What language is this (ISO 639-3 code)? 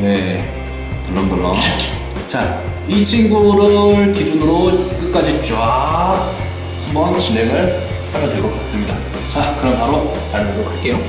kor